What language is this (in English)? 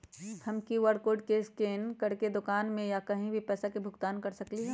Magahi